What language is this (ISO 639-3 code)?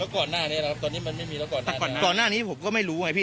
tha